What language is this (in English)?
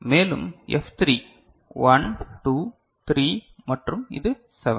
Tamil